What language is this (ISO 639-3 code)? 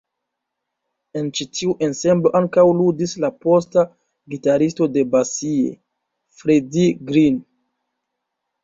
epo